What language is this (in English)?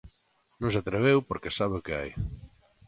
Galician